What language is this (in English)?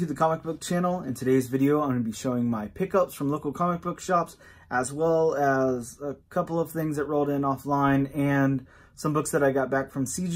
English